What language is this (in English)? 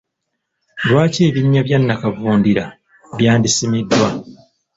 Ganda